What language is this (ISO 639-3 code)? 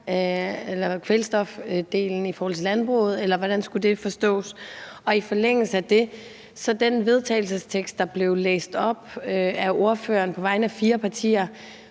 dan